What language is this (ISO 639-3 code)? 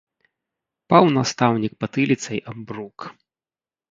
bel